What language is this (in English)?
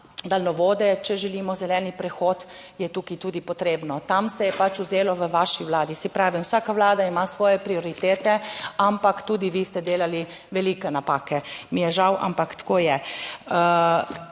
Slovenian